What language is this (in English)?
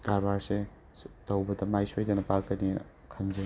Manipuri